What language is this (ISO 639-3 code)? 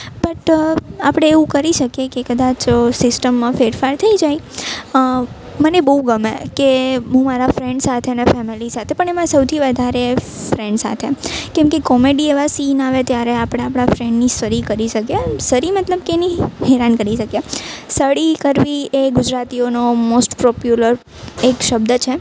guj